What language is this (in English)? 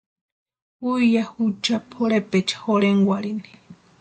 Western Highland Purepecha